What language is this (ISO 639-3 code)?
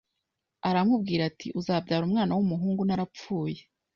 kin